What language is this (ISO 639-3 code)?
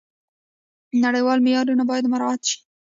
pus